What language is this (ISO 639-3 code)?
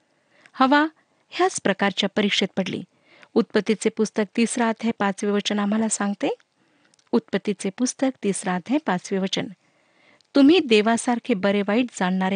mar